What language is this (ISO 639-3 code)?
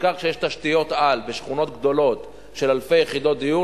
heb